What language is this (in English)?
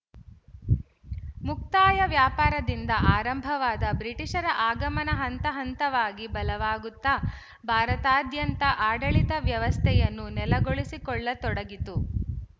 Kannada